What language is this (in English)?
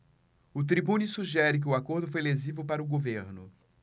Portuguese